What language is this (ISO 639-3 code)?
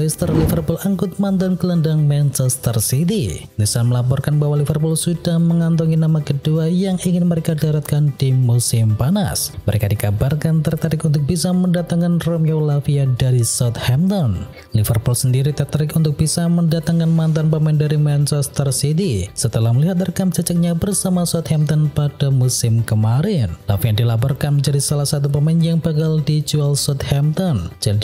ind